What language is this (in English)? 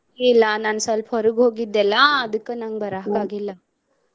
Kannada